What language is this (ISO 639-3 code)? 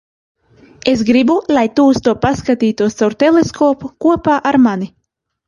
lav